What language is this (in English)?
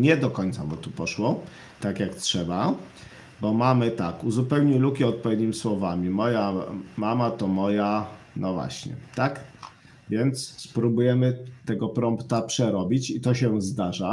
Polish